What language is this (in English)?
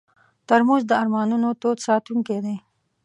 Pashto